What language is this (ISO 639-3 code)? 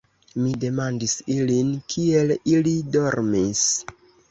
epo